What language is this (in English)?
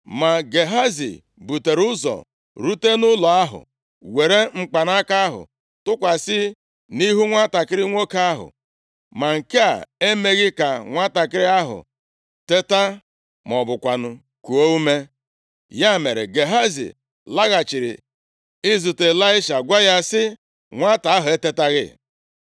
Igbo